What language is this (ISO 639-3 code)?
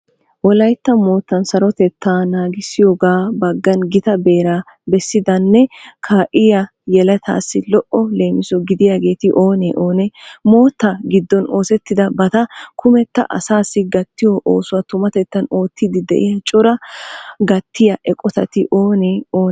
wal